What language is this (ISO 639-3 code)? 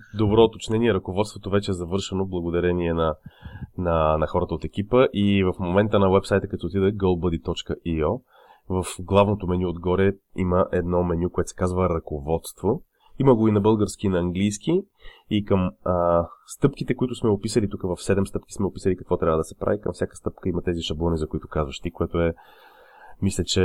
bul